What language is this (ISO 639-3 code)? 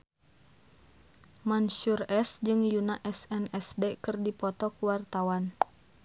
sun